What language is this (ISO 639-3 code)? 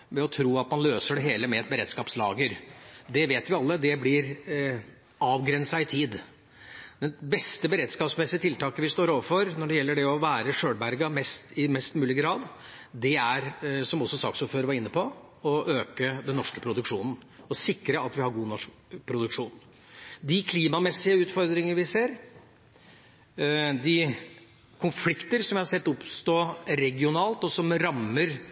nob